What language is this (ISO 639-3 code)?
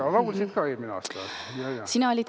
est